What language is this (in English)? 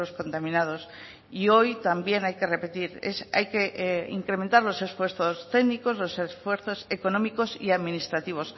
Spanish